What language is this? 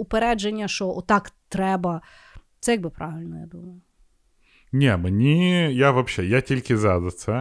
Ukrainian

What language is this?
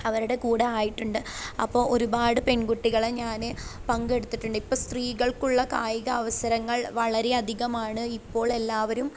Malayalam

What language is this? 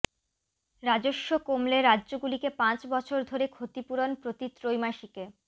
Bangla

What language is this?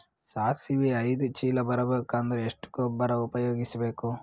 Kannada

